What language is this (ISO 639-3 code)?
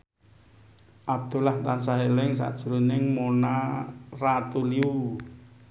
jav